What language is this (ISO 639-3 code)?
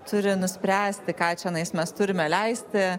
lit